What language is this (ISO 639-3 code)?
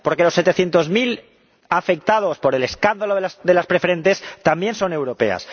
spa